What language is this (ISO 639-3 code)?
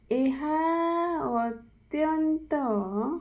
ori